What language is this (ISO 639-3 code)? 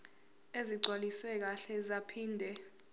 zul